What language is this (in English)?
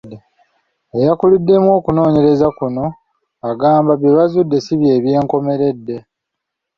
Ganda